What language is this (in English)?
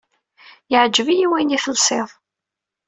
Kabyle